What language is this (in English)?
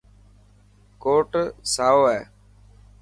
Dhatki